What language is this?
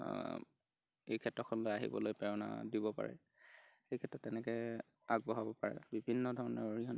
Assamese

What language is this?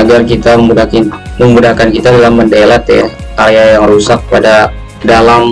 Indonesian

